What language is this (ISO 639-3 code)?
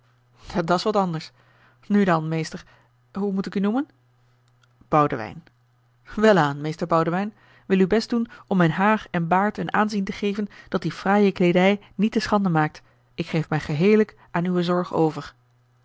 nld